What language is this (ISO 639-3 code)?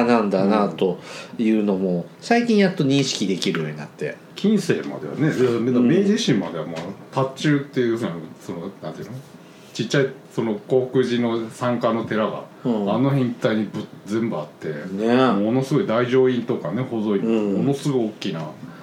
jpn